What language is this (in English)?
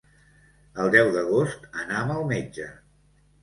Catalan